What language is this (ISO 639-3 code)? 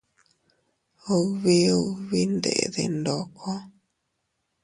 cut